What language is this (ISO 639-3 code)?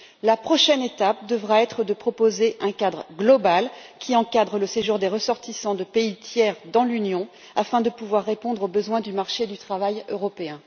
fra